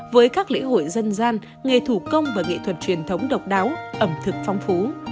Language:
Vietnamese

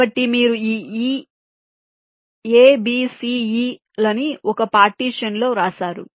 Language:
Telugu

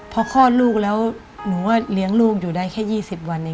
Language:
Thai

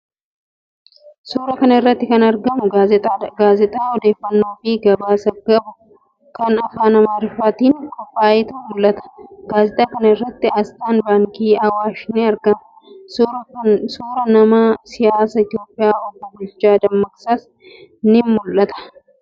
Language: Oromo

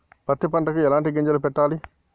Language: Telugu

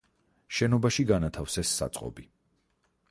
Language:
Georgian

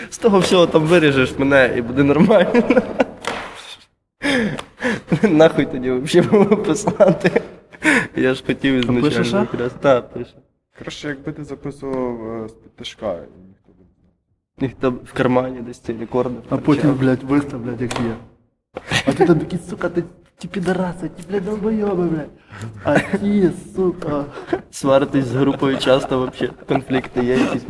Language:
Ukrainian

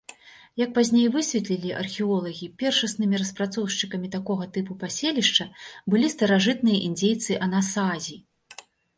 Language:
Belarusian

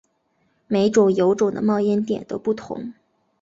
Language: Chinese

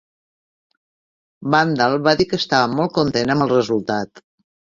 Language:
Catalan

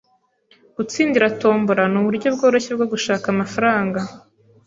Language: Kinyarwanda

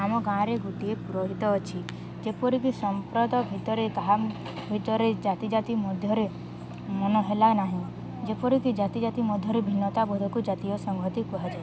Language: Odia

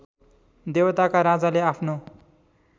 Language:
Nepali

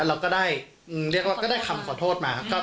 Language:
Thai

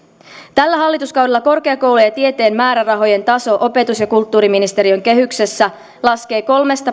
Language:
Finnish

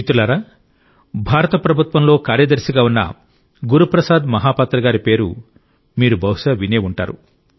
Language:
Telugu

